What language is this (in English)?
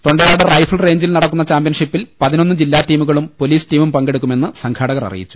Malayalam